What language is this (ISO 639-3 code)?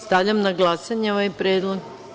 srp